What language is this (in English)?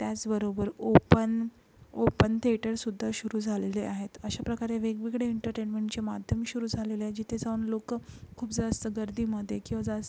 Marathi